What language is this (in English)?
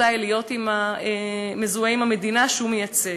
Hebrew